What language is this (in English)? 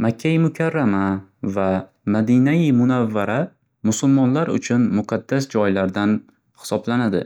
Uzbek